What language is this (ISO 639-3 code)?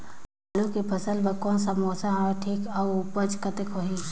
hne